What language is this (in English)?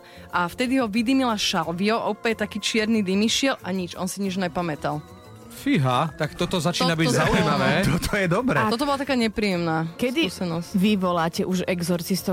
Slovak